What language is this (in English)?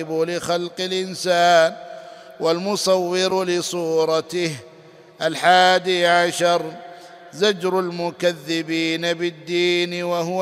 Arabic